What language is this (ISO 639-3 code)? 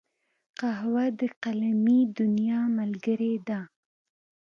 pus